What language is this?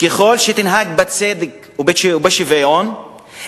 Hebrew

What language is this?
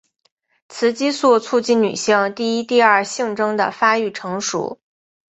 Chinese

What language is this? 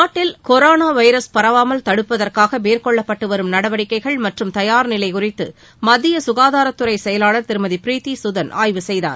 Tamil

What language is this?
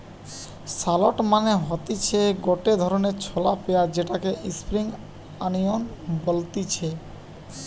Bangla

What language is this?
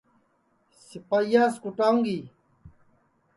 Sansi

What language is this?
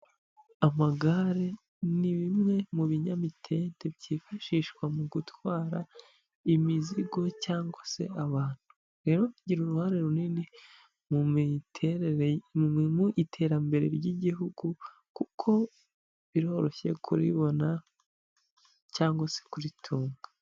Kinyarwanda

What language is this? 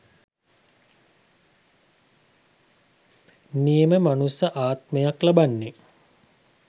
Sinhala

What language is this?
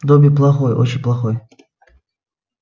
Russian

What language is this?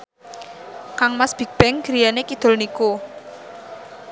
Javanese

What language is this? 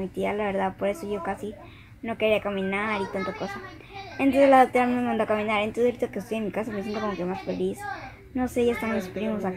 Spanish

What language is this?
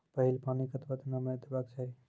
Maithili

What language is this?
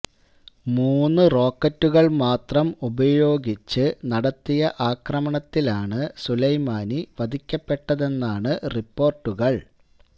Malayalam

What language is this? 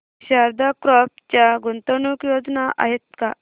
Marathi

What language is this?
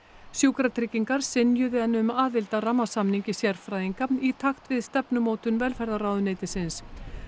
Icelandic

